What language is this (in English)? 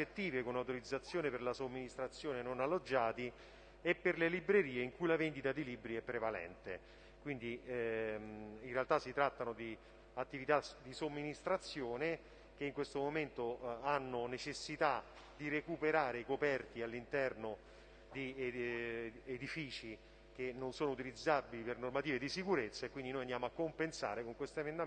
Italian